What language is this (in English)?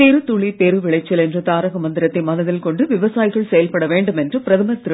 Tamil